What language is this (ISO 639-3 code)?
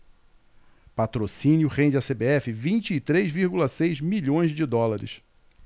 por